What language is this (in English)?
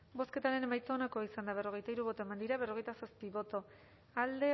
Basque